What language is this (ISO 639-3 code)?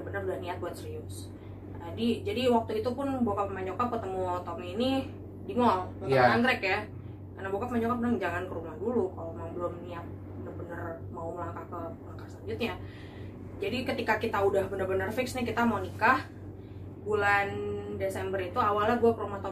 ind